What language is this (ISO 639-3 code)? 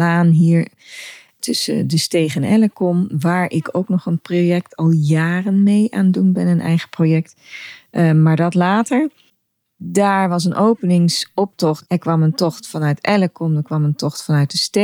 nld